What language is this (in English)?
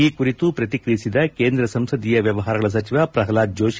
Kannada